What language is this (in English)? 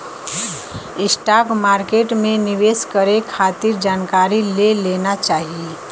Bhojpuri